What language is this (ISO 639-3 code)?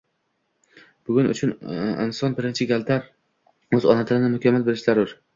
uzb